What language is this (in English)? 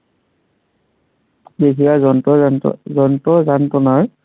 Assamese